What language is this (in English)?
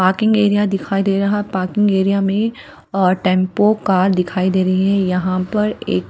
Hindi